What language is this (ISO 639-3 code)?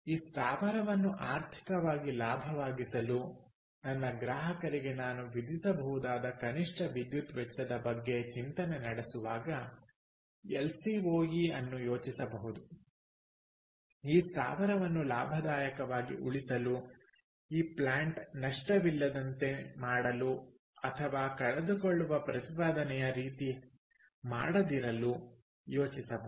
kan